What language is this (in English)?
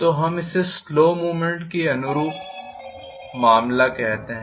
Hindi